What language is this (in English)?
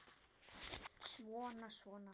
Icelandic